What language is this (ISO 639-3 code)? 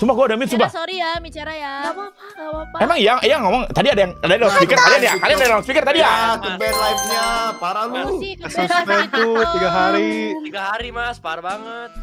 ind